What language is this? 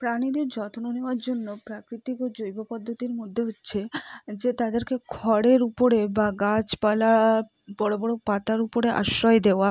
Bangla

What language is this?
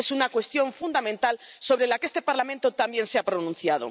Spanish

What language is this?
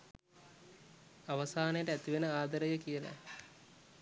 Sinhala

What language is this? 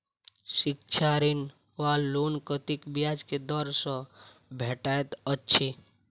Maithili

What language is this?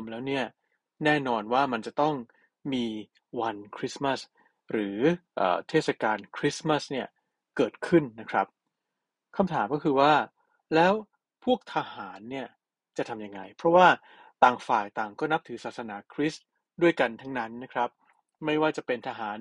Thai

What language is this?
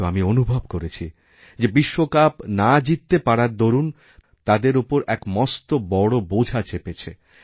Bangla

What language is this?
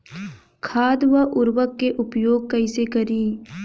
Bhojpuri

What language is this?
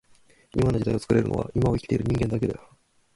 Japanese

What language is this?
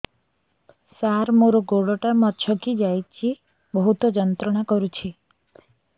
Odia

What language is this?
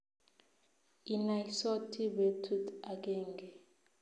Kalenjin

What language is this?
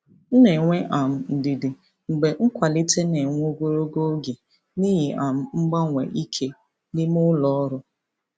Igbo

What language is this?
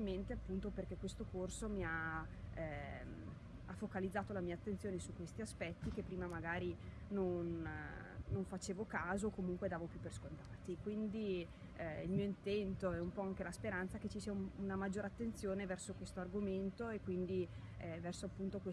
Italian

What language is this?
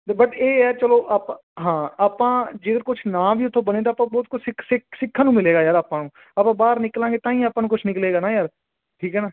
Punjabi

